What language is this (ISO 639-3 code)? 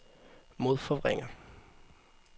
dan